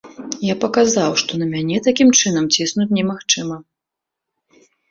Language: Belarusian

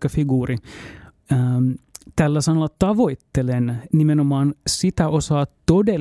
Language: Finnish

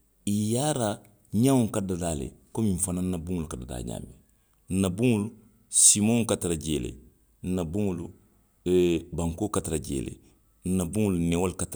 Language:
Western Maninkakan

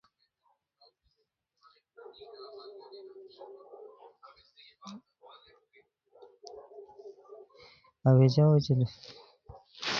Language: Khowar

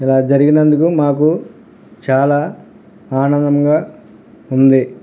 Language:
Telugu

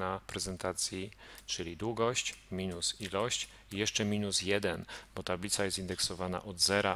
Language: Polish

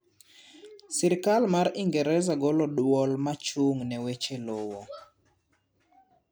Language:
Luo (Kenya and Tanzania)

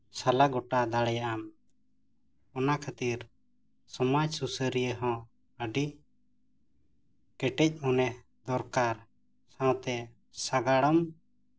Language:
Santali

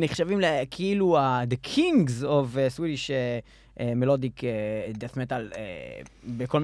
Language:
Hebrew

